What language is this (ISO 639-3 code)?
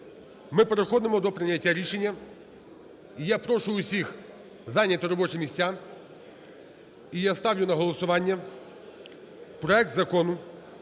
ukr